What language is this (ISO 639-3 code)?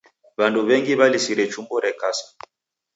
dav